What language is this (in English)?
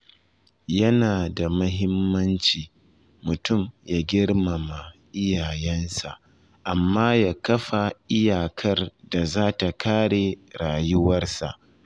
Hausa